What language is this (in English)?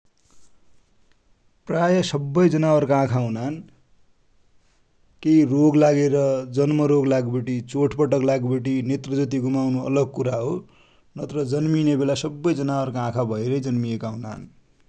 Dotyali